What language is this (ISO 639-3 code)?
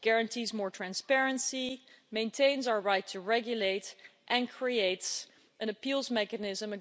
eng